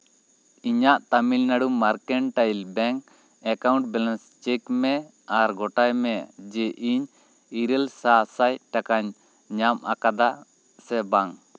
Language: Santali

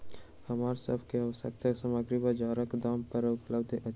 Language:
Maithili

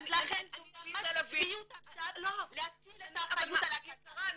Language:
Hebrew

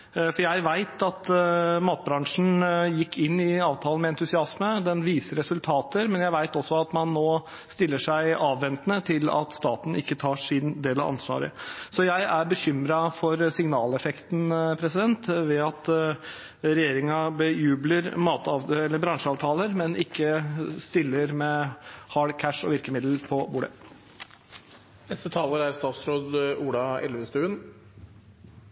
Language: Norwegian Bokmål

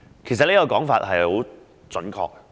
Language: Cantonese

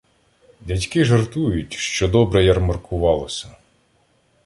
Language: Ukrainian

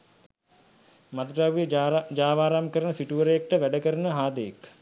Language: Sinhala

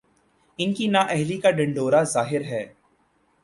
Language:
Urdu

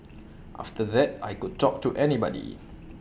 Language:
English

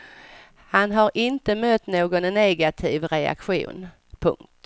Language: Swedish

